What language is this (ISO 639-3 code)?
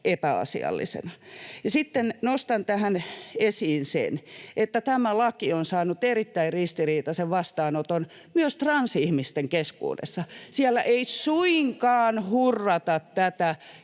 fin